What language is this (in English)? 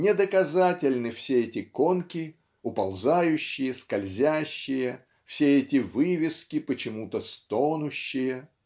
Russian